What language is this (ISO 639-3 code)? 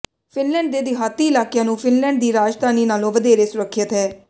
pan